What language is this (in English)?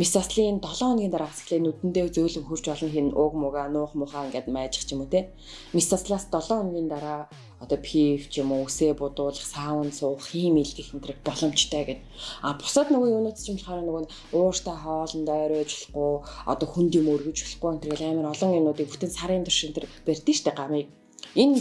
Turkish